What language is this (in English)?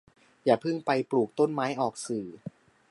Thai